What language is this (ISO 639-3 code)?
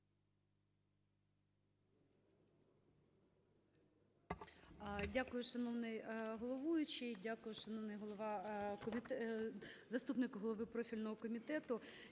ukr